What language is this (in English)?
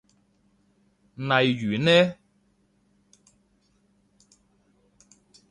Cantonese